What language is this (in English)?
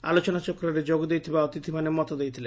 Odia